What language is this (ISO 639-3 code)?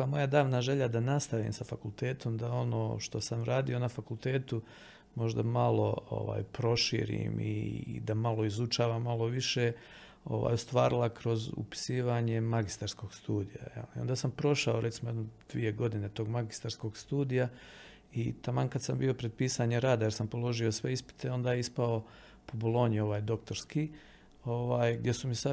hrv